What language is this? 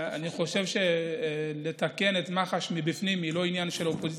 Hebrew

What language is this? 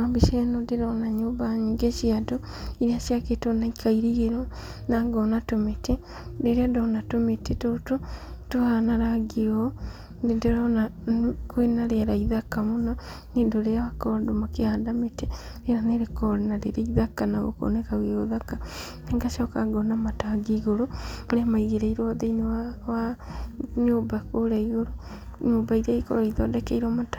Kikuyu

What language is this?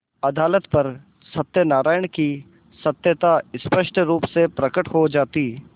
Hindi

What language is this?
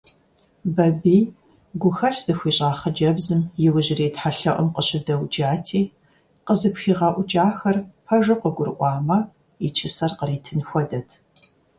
Kabardian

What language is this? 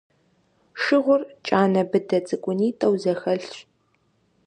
Kabardian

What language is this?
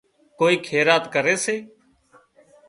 Wadiyara Koli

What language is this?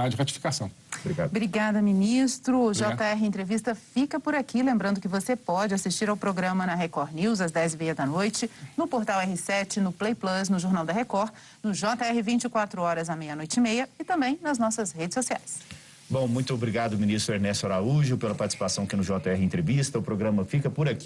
Portuguese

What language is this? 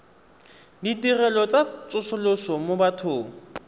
Tswana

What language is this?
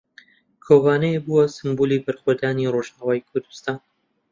Central Kurdish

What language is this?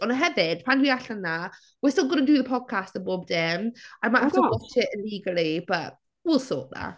Welsh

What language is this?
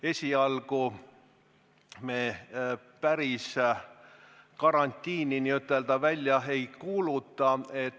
Estonian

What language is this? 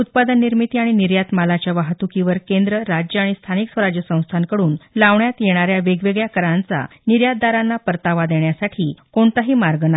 Marathi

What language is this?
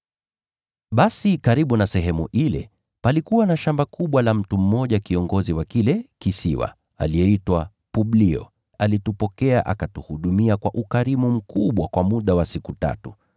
Swahili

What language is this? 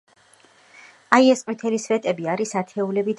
Georgian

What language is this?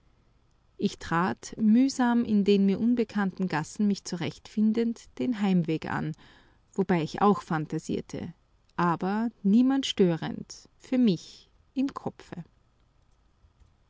German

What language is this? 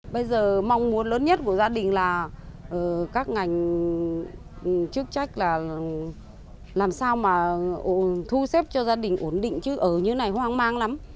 Vietnamese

